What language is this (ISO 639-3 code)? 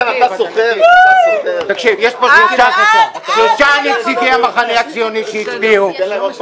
heb